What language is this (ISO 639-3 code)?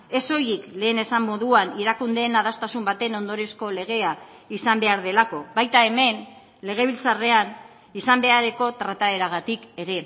eus